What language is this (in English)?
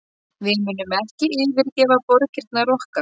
Icelandic